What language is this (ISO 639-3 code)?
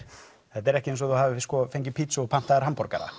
isl